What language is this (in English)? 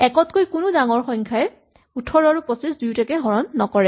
Assamese